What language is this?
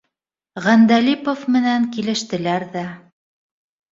Bashkir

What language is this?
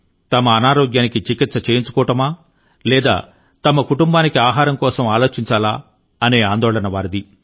Telugu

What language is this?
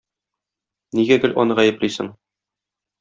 Tatar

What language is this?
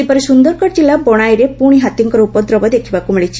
Odia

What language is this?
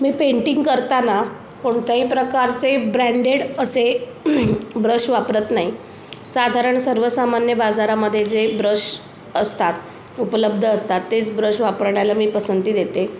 Marathi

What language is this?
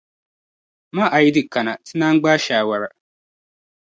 Dagbani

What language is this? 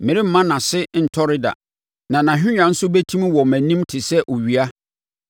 Akan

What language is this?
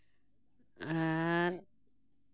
Santali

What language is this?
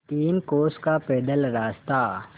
Hindi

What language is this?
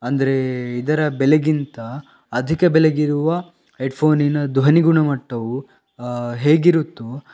Kannada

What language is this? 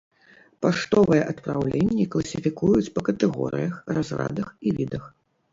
Belarusian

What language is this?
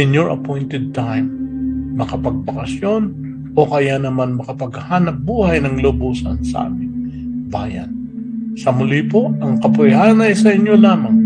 Filipino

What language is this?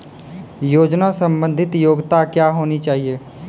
Maithili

